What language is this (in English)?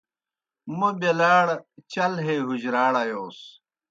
Kohistani Shina